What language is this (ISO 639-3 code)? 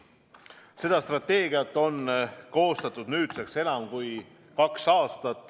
est